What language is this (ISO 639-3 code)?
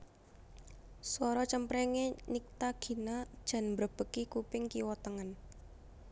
jav